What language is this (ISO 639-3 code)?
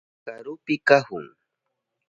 qup